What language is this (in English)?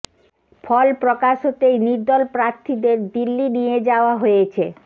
Bangla